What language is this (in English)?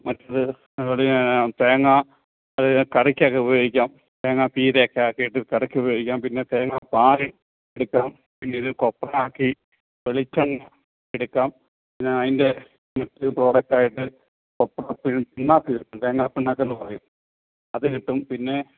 Malayalam